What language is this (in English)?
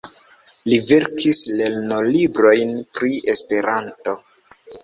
Esperanto